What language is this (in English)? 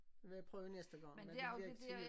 Danish